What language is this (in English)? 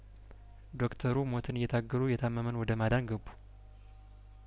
Amharic